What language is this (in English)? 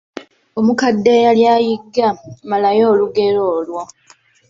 Ganda